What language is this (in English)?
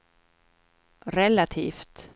Swedish